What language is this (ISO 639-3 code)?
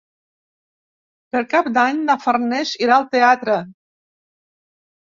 cat